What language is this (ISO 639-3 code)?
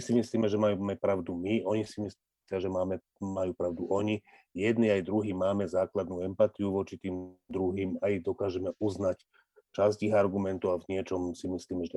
slk